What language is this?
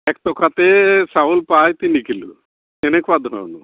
Assamese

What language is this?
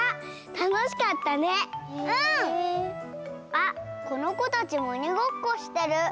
Japanese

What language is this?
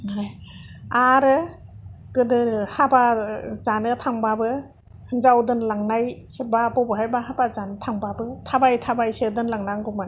Bodo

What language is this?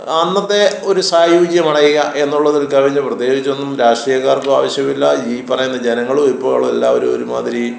Malayalam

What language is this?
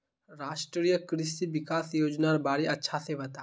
Magahi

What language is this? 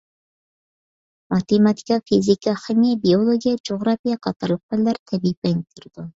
Uyghur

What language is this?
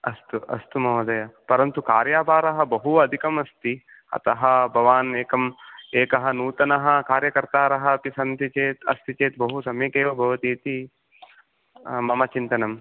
Sanskrit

